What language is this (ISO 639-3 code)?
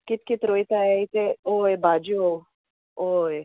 kok